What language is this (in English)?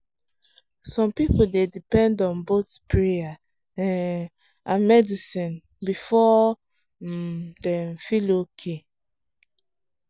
Nigerian Pidgin